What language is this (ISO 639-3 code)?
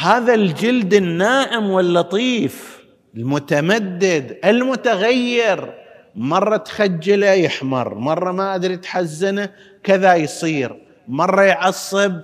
ara